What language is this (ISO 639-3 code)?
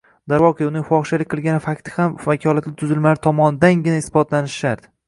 uzb